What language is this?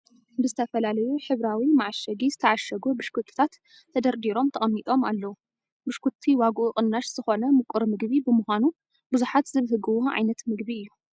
Tigrinya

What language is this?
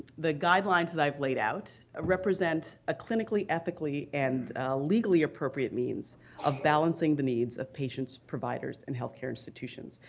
English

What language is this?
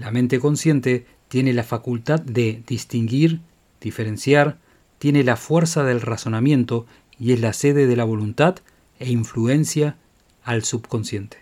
Spanish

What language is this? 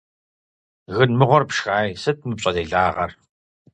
Kabardian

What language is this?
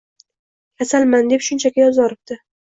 Uzbek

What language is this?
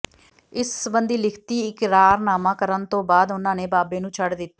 Punjabi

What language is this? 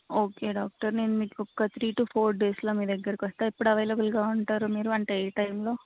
Telugu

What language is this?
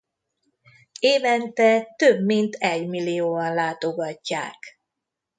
Hungarian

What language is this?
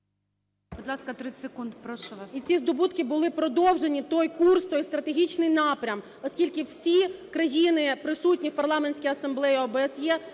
Ukrainian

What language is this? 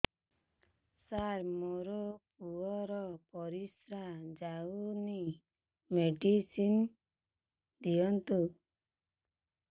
Odia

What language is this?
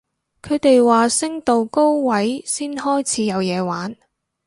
Cantonese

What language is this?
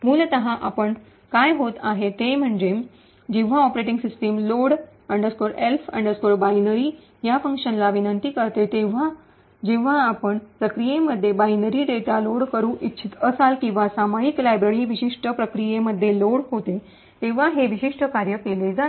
Marathi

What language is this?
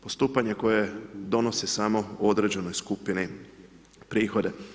Croatian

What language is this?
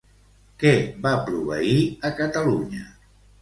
Catalan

